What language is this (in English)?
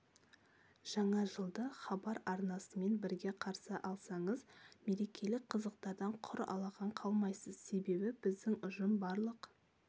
Kazakh